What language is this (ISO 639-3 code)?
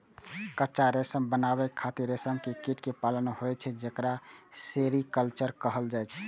mai